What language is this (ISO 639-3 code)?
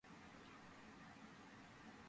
kat